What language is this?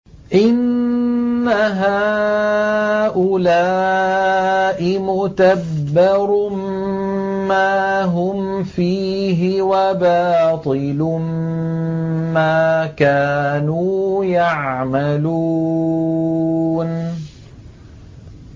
Arabic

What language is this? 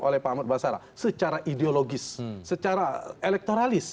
Indonesian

